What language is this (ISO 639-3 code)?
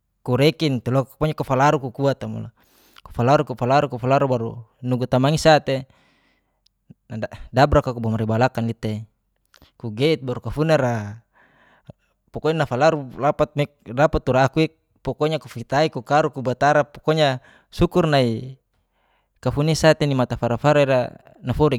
ges